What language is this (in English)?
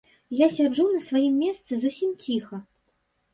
Belarusian